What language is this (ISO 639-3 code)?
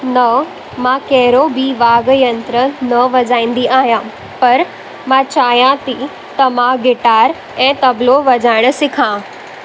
snd